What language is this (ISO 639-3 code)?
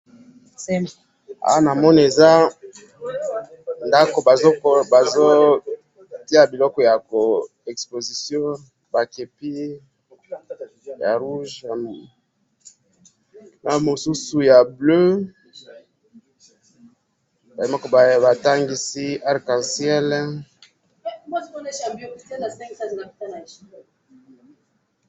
lin